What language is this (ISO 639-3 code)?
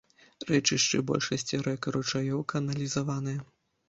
bel